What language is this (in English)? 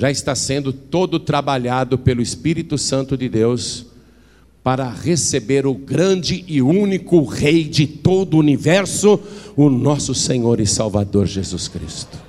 Portuguese